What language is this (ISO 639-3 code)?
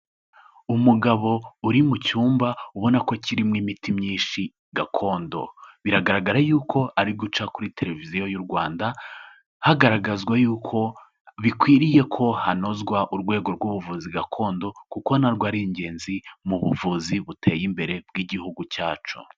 kin